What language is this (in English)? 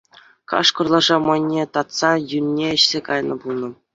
Chuvash